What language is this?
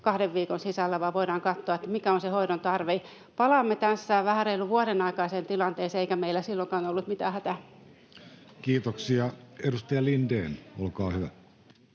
Finnish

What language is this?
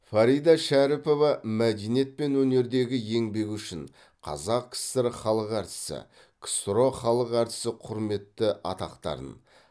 Kazakh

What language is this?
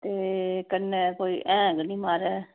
Dogri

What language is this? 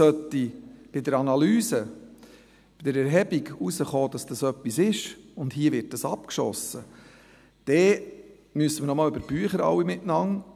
Swiss German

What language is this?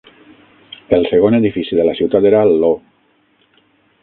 Catalan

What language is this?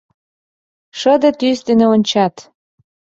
Mari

